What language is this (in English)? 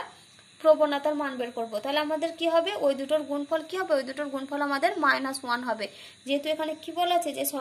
Romanian